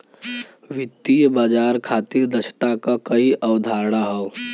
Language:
Bhojpuri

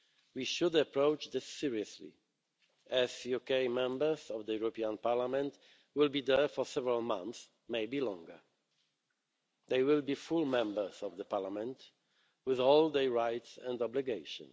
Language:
English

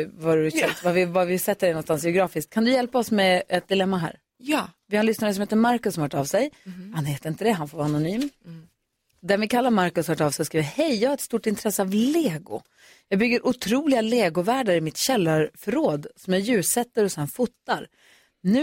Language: Swedish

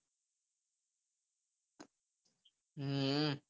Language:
Gujarati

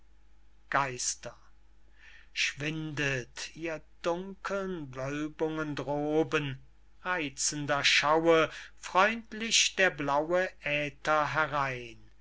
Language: German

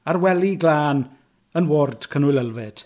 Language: Welsh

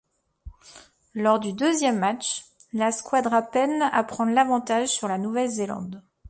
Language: French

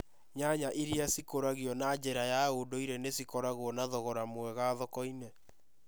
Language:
Kikuyu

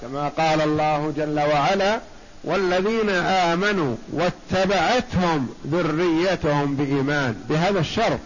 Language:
Arabic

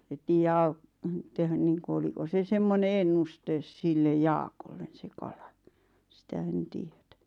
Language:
Finnish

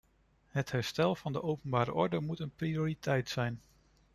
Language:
Dutch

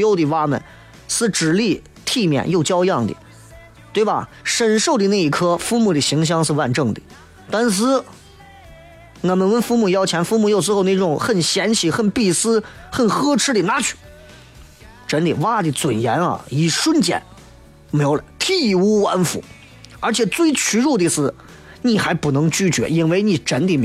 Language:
Chinese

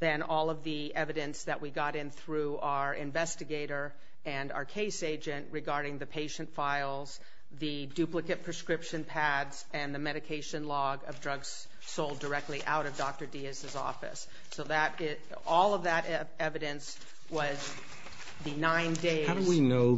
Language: English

